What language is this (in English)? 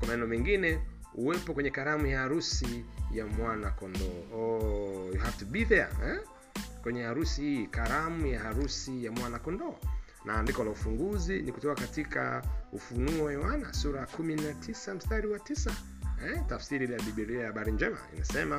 Swahili